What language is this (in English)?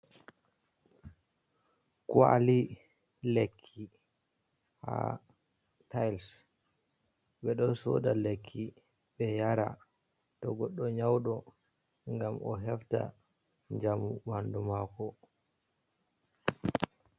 Fula